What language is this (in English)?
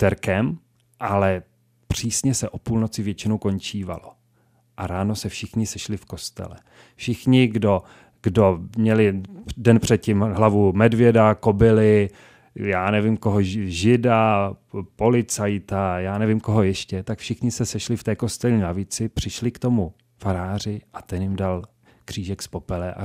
Czech